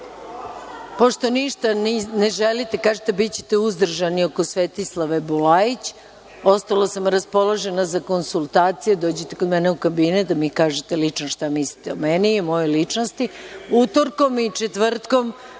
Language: Serbian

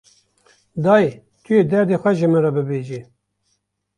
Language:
Kurdish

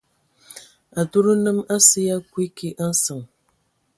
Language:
Ewondo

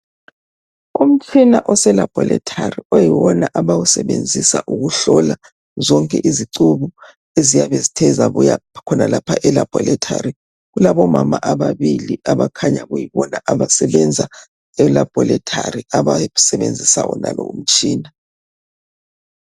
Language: North Ndebele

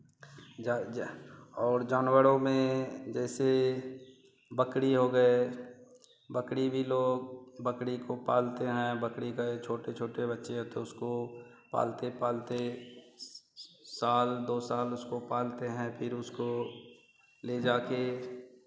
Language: Hindi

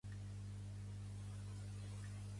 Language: Catalan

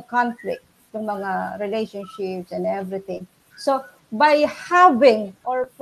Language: Filipino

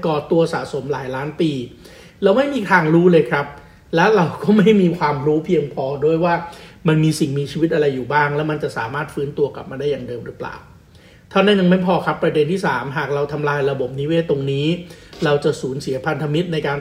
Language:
Thai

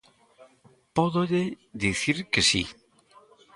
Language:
Galician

